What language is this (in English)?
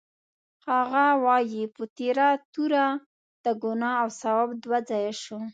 Pashto